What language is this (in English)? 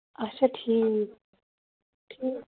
Kashmiri